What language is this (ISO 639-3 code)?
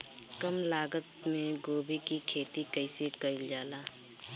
bho